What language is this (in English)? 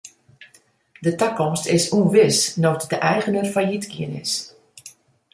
Western Frisian